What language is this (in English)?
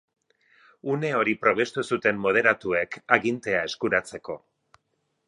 Basque